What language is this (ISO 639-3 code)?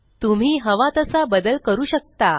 mar